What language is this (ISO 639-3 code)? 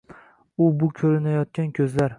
uzb